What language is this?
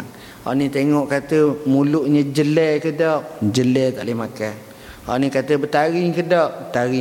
Malay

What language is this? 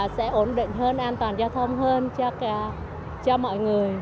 Vietnamese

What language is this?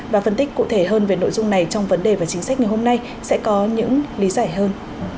Vietnamese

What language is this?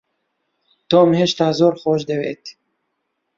Central Kurdish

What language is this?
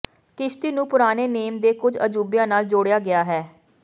Punjabi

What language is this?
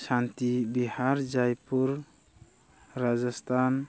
Manipuri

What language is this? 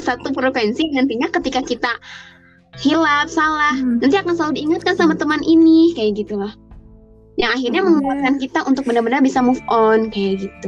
Indonesian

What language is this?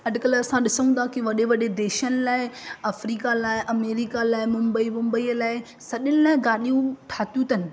Sindhi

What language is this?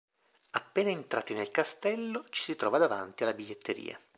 Italian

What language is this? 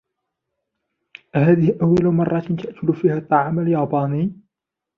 Arabic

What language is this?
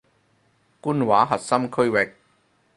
Cantonese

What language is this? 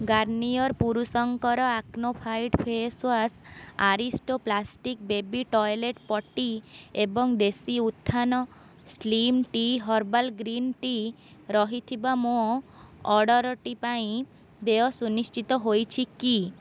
Odia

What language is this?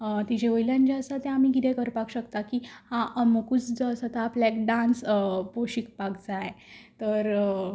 Konkani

